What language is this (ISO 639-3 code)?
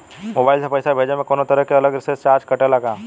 bho